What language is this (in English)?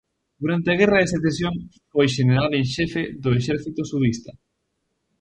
Galician